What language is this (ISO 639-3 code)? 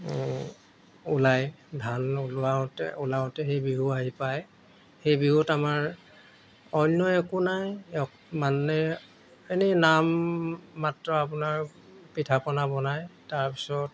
asm